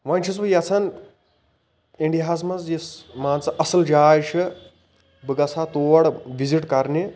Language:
Kashmiri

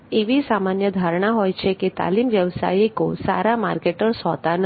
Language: Gujarati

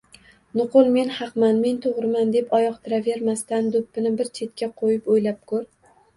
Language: Uzbek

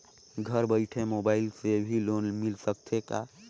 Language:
Chhattisgarhi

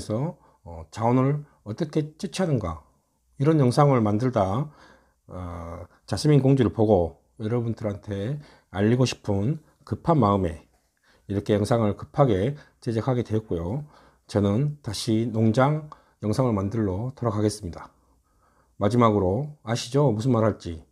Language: Korean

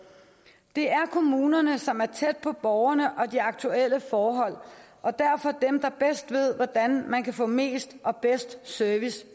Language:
Danish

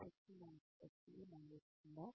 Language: Telugu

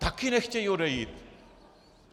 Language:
Czech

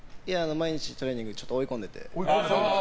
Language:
Japanese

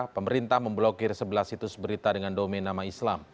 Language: Indonesian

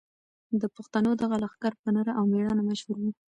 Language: Pashto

